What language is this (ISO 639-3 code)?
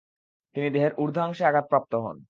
ben